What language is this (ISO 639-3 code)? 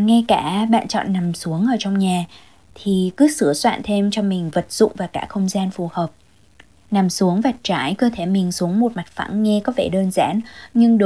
vie